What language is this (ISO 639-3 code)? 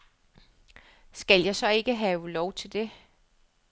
dan